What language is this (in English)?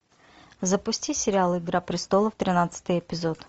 Russian